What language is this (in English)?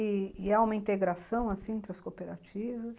Portuguese